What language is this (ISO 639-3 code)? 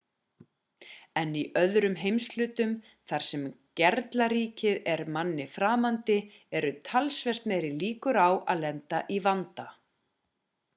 isl